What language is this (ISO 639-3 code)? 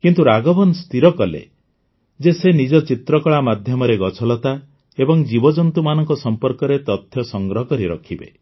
ori